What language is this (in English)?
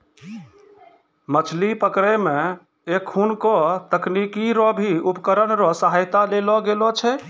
Maithili